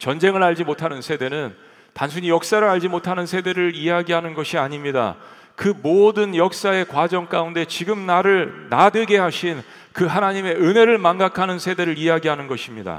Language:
Korean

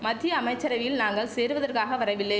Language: Tamil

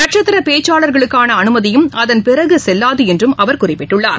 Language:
Tamil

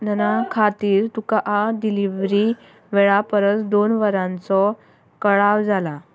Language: Konkani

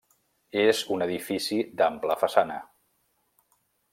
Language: Catalan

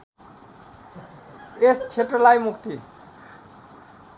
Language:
Nepali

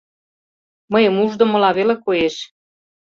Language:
Mari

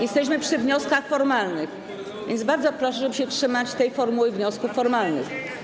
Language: Polish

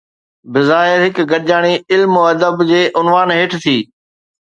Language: Sindhi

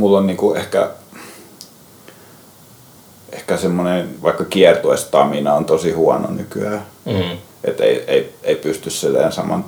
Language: Finnish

